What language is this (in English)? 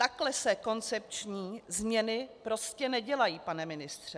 Czech